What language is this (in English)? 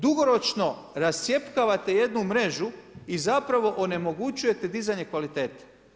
Croatian